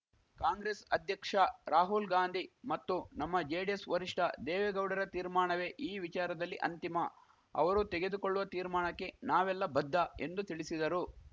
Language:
Kannada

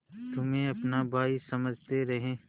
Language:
Hindi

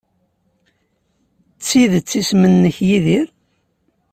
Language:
Kabyle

